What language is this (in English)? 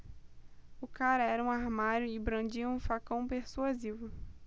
Portuguese